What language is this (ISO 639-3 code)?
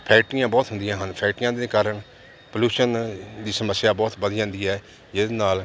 pan